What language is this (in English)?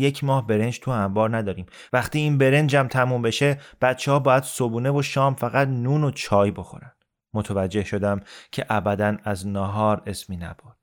Persian